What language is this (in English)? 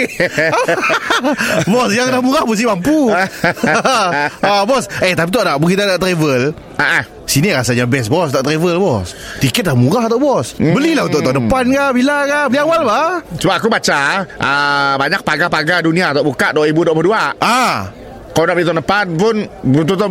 Malay